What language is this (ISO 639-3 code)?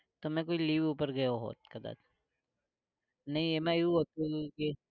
guj